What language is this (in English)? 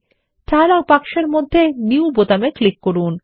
Bangla